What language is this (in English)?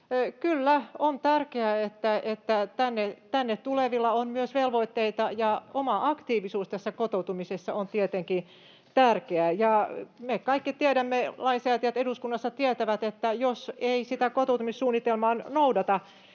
Finnish